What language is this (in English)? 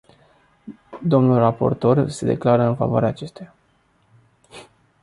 Romanian